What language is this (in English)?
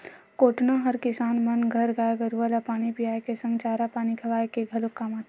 Chhattisgarhi